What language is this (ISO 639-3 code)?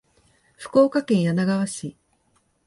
jpn